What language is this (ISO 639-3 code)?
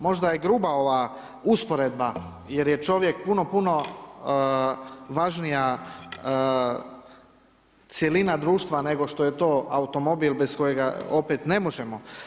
hrv